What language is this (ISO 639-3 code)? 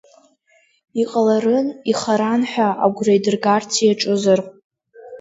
abk